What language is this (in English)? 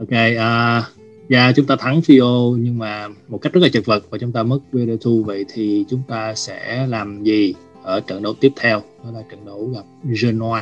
Vietnamese